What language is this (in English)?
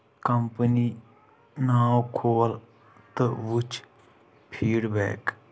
Kashmiri